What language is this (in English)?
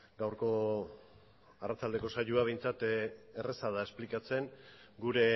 Basque